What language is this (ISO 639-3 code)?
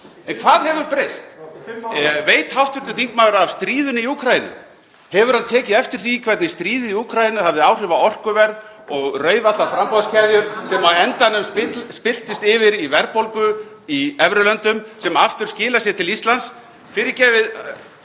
isl